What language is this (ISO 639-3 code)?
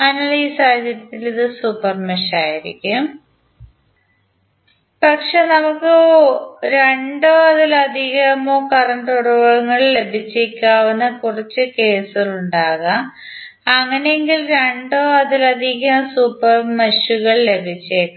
mal